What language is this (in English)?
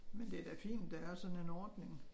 Danish